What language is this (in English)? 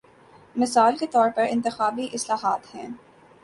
Urdu